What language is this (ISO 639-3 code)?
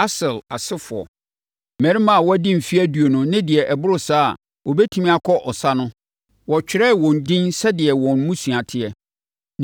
aka